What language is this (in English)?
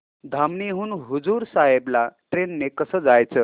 Marathi